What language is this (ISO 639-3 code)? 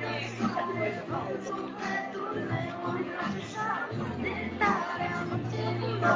spa